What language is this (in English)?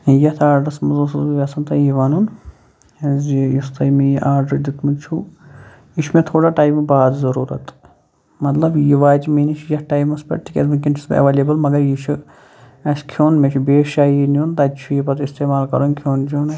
Kashmiri